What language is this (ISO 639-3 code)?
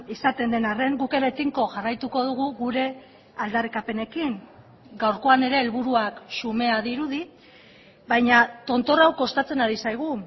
eus